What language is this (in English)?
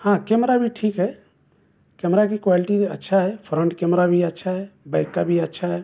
Urdu